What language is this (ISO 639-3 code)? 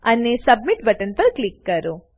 guj